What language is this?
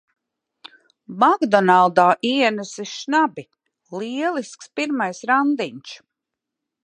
Latvian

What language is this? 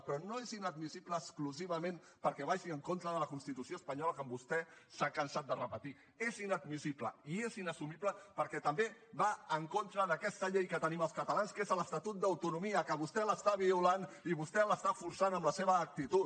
Catalan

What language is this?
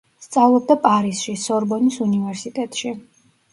Georgian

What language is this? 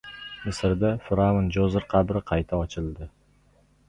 Uzbek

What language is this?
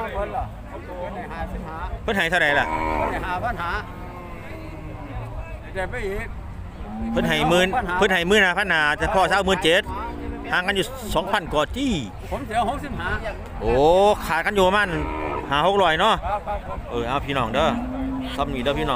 Thai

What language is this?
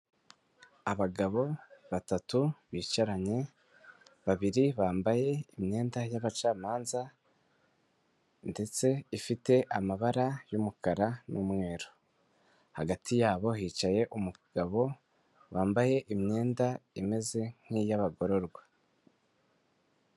Kinyarwanda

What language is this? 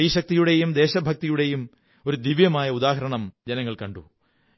Malayalam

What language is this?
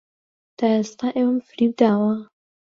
Central Kurdish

